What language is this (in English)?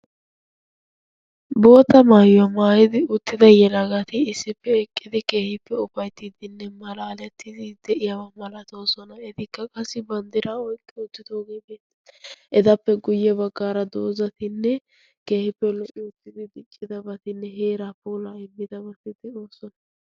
Wolaytta